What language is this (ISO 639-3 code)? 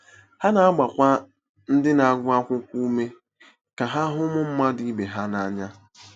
ibo